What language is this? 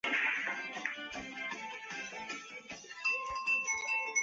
Chinese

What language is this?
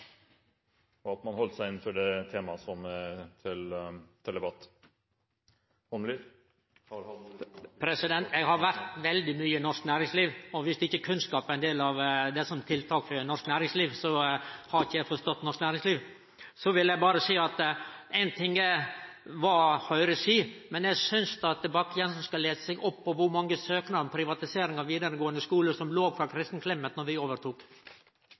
Norwegian Nynorsk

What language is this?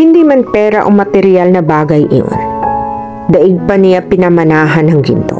Filipino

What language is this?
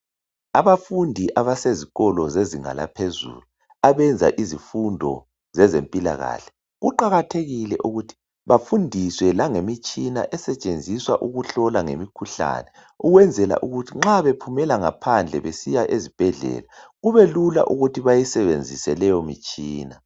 North Ndebele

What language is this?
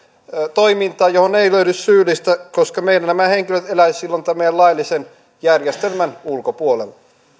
Finnish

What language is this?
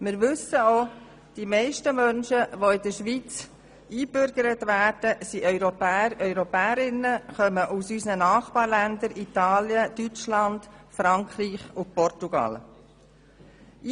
Swiss German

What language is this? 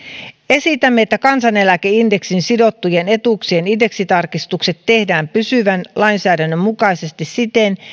Finnish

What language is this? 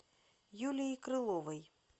Russian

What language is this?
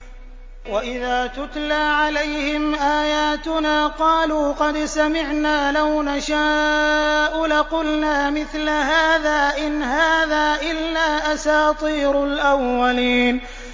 Arabic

